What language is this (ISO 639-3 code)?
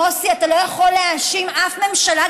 heb